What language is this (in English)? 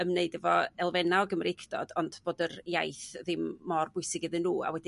Welsh